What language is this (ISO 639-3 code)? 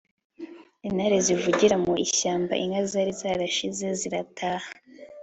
kin